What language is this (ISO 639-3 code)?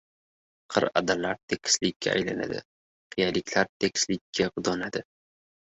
uzb